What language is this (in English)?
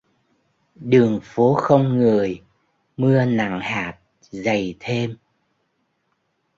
Vietnamese